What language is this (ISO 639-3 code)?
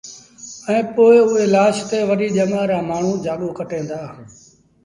sbn